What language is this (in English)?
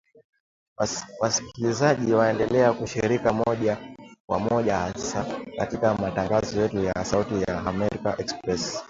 Swahili